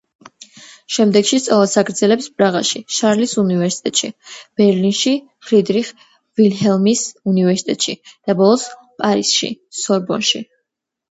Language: Georgian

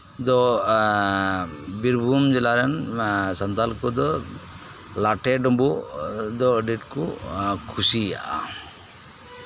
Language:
Santali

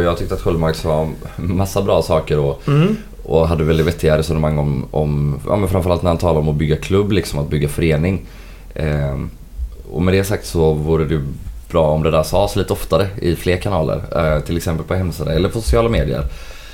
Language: Swedish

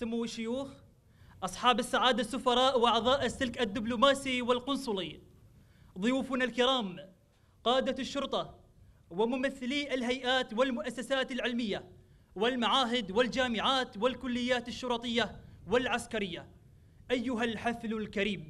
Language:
Arabic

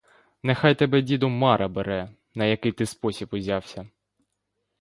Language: Ukrainian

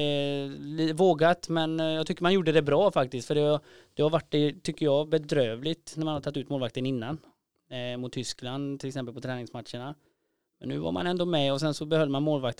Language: Swedish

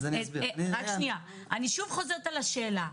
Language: Hebrew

